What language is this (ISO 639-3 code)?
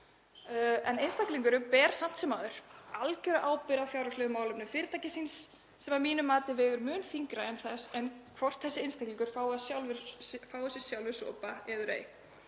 isl